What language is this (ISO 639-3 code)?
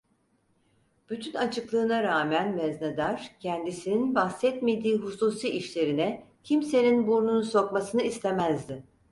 tur